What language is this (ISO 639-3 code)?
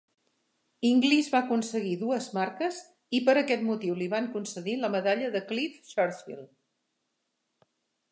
cat